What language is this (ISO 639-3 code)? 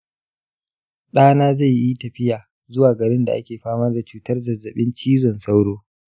hau